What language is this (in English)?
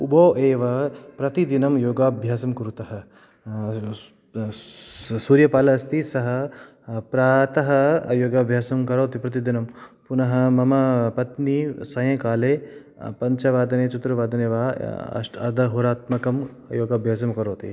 Sanskrit